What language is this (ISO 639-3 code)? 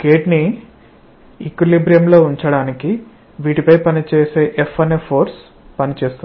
tel